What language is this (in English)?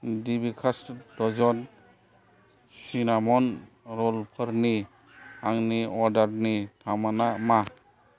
Bodo